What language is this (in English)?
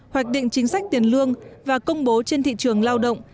Vietnamese